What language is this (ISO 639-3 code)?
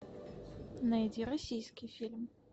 rus